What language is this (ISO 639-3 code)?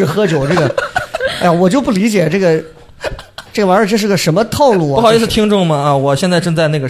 zho